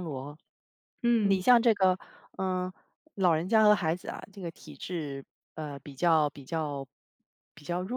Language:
Chinese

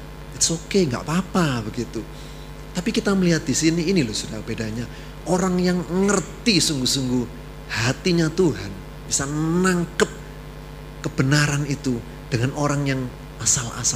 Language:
Indonesian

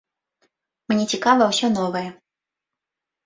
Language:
Belarusian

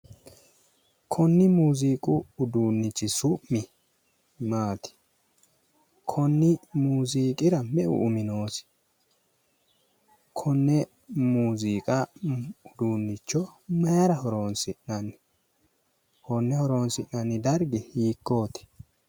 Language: Sidamo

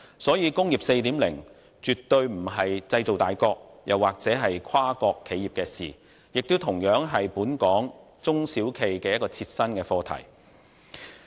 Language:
Cantonese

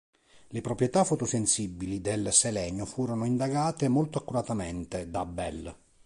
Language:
Italian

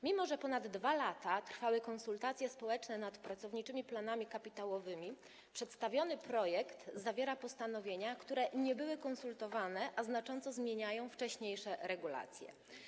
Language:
Polish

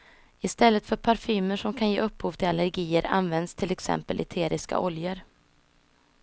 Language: Swedish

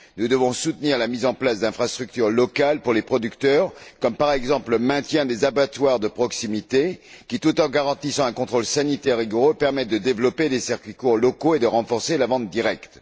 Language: French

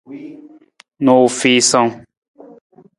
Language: Nawdm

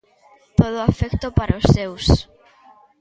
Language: Galician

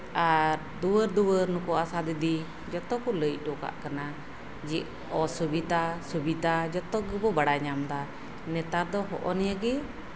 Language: Santali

